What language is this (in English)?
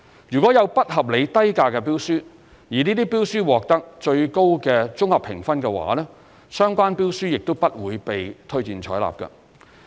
Cantonese